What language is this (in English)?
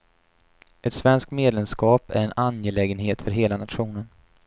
Swedish